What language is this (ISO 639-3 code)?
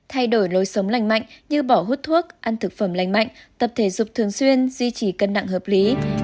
vie